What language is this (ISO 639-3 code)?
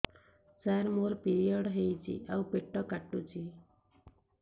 ori